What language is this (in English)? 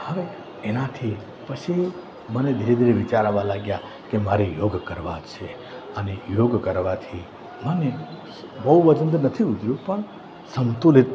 Gujarati